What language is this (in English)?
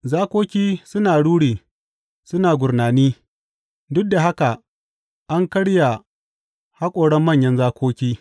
Hausa